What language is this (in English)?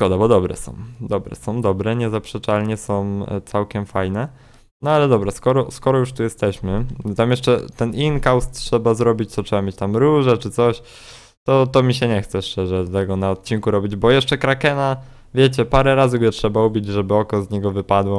Polish